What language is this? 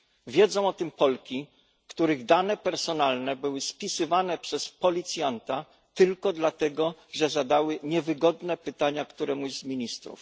Polish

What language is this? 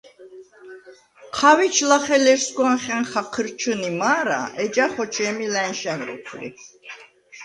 Svan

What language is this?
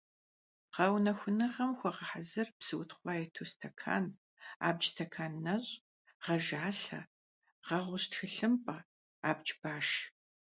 Kabardian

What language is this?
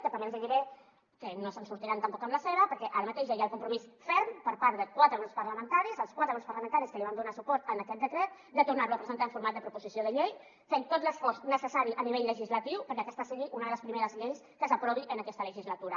Catalan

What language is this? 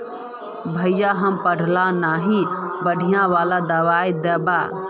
Magahi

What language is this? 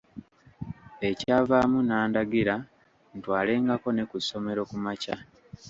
Ganda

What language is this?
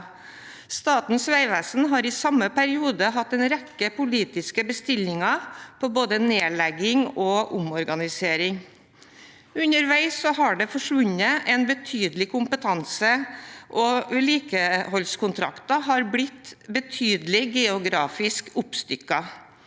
Norwegian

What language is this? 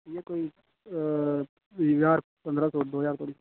Dogri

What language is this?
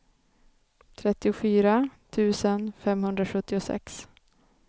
Swedish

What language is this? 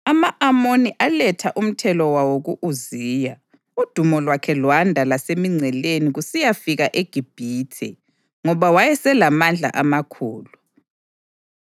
North Ndebele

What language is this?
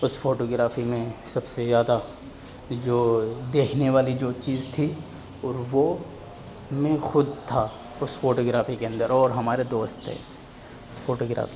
Urdu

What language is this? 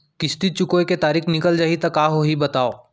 Chhattisgarhi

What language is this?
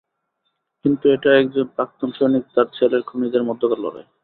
Bangla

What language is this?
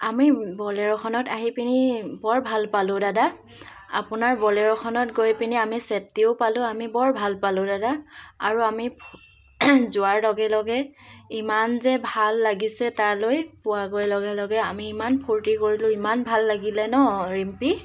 Assamese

